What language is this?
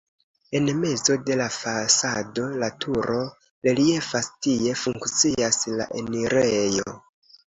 Esperanto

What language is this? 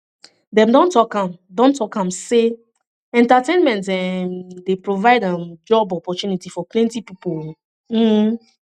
Nigerian Pidgin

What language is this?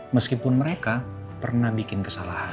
Indonesian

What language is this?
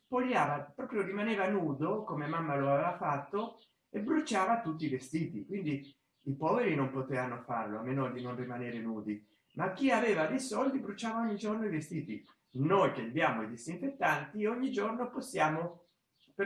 Italian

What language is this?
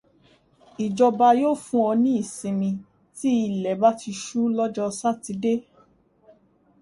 Yoruba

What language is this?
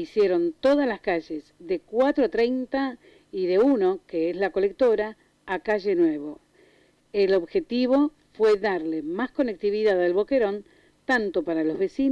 Spanish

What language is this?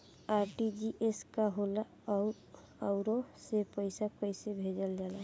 Bhojpuri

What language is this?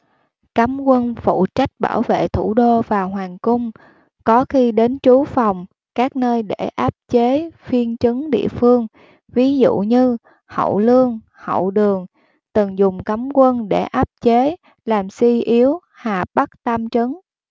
Vietnamese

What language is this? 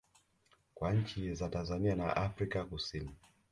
Swahili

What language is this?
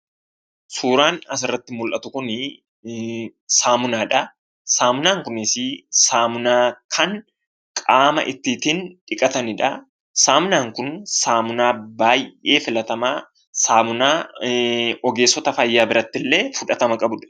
Oromo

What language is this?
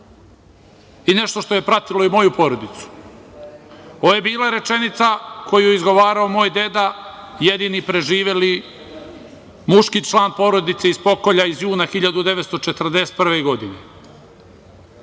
Serbian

